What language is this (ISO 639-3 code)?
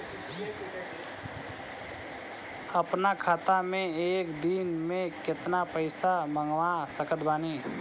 bho